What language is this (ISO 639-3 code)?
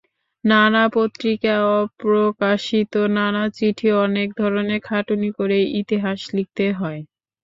ben